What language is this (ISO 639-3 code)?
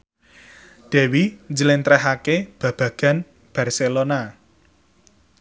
jav